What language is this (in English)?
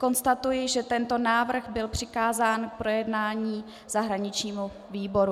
Czech